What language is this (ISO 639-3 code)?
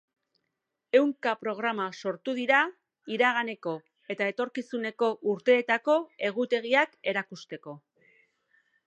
eus